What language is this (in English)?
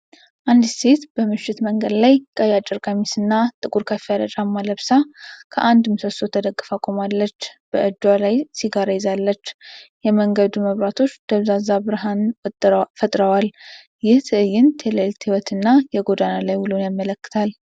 Amharic